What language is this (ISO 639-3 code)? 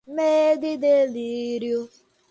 por